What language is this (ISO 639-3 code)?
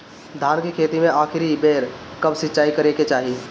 bho